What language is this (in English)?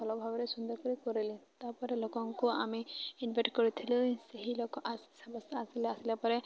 Odia